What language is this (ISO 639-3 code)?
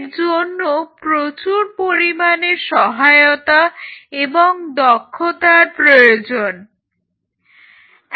ben